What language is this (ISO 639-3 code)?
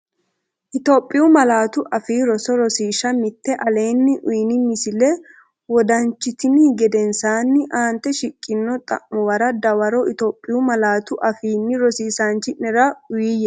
sid